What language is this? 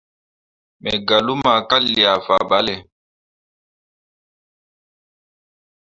Mundang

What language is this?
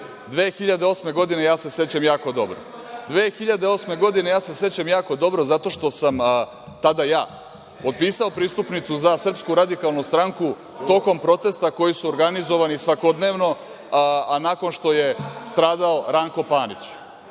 Serbian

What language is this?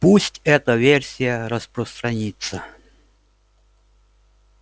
Russian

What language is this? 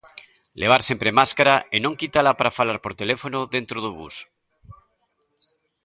Galician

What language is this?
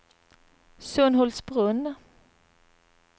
Swedish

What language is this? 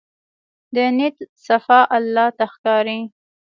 Pashto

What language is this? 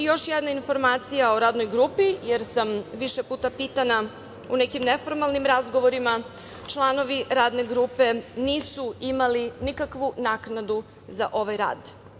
Serbian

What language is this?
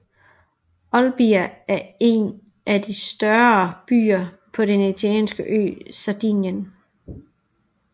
Danish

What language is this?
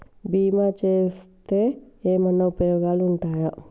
Telugu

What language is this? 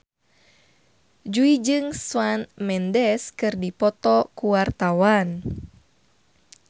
Sundanese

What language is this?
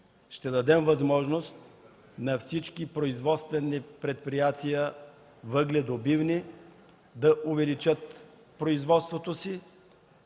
Bulgarian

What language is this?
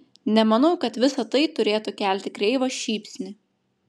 Lithuanian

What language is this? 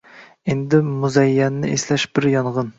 Uzbek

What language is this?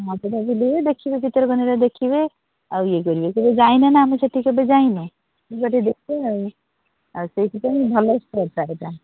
Odia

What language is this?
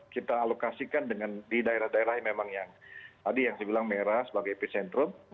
Indonesian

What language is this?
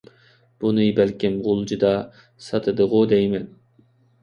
Uyghur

